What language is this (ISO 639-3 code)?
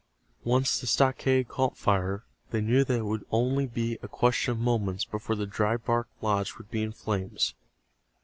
eng